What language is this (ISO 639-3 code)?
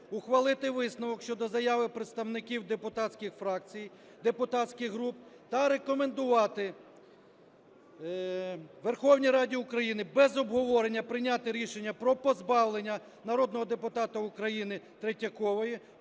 ukr